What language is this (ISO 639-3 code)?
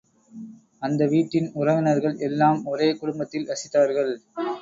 tam